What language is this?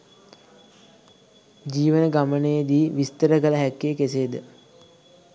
Sinhala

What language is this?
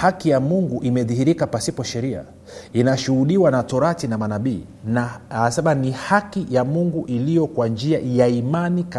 Swahili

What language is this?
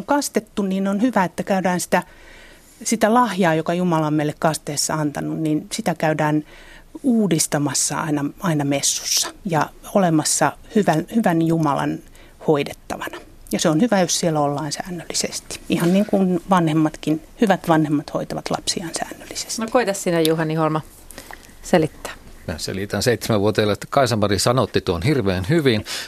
Finnish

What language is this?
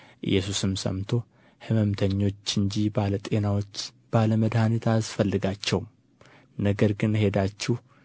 Amharic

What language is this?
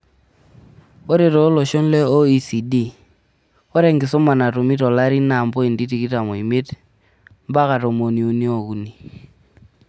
Masai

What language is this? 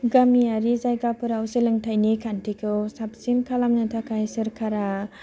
Bodo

